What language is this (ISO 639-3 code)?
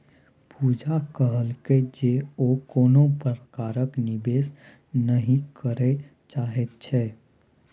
mai